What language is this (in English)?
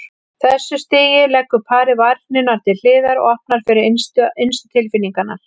Icelandic